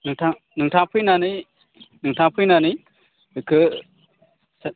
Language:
Bodo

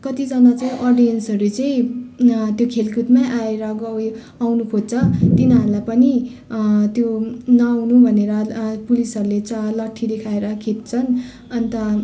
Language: Nepali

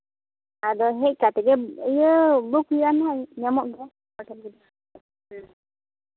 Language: Santali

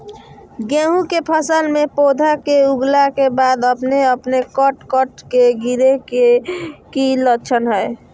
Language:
Magahi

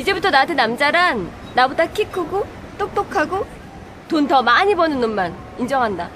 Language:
Korean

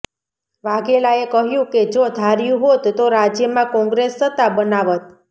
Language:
Gujarati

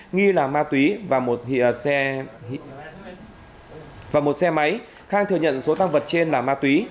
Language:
Vietnamese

